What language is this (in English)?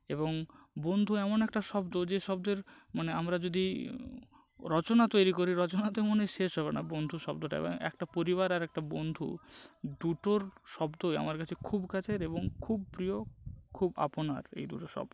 Bangla